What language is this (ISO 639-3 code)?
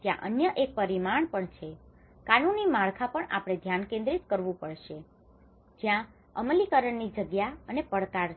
guj